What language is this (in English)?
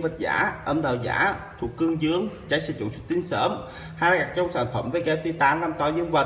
Vietnamese